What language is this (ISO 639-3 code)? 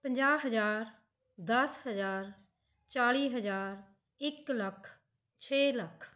pan